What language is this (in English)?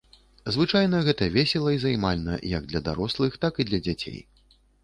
Belarusian